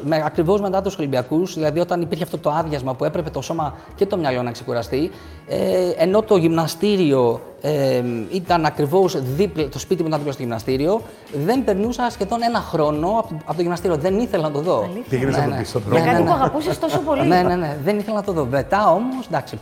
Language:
Greek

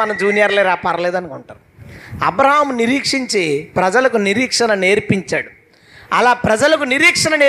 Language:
Telugu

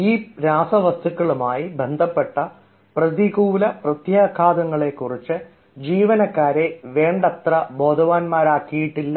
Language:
Malayalam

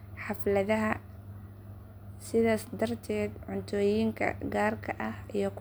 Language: Somali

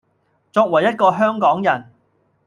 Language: Cantonese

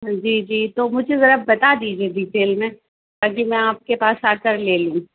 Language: Urdu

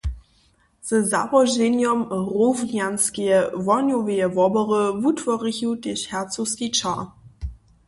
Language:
Upper Sorbian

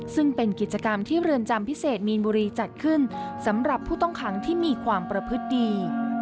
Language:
Thai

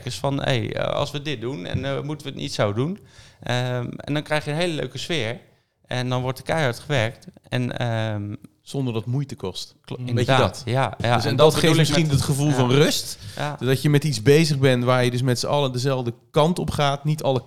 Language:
Dutch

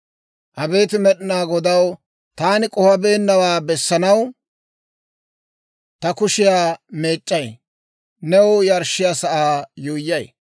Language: Dawro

